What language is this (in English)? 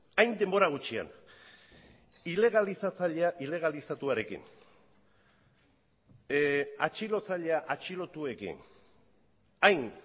Basque